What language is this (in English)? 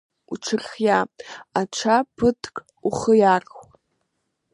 Abkhazian